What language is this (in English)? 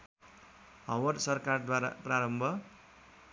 Nepali